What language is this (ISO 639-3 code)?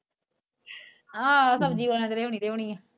pan